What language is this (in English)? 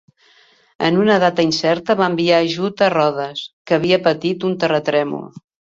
Catalan